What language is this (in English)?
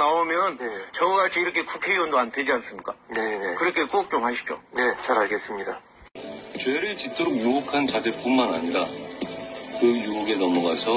Korean